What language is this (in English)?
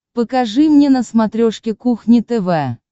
Russian